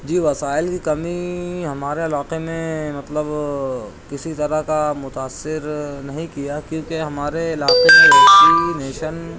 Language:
Urdu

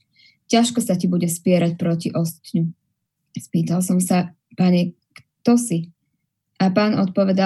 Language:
Slovak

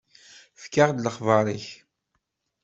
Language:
Kabyle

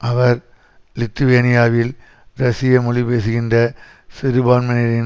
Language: Tamil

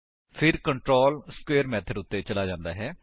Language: Punjabi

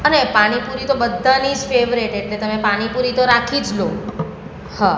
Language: Gujarati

